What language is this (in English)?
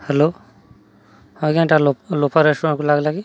Odia